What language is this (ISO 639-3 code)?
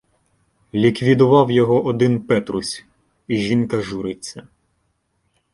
ukr